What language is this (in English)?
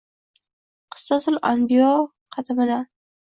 Uzbek